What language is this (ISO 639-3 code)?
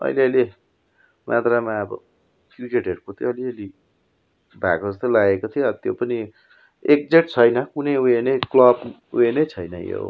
nep